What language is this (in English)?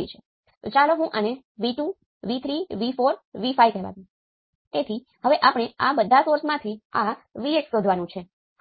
Gujarati